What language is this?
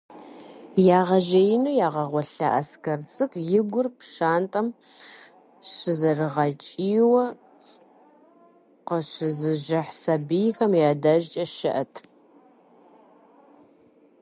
Kabardian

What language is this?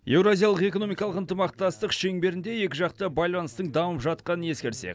Kazakh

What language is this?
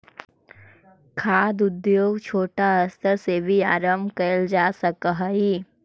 Magahi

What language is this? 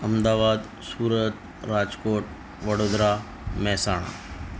Gujarati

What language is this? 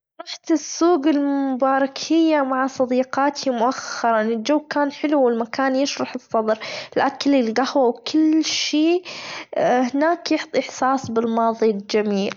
Gulf Arabic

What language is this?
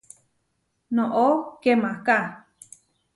Huarijio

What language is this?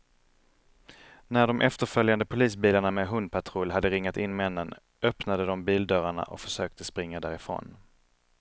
Swedish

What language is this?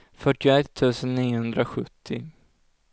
Swedish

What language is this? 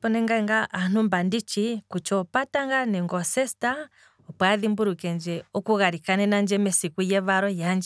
Kwambi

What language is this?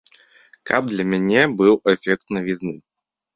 Belarusian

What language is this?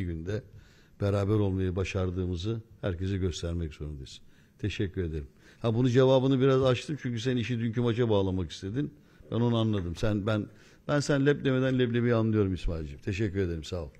Turkish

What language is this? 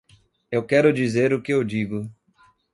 Portuguese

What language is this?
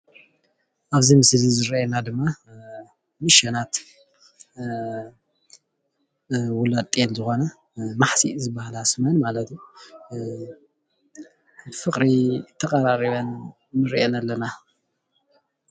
Tigrinya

